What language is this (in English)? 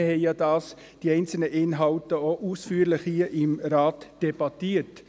Swiss German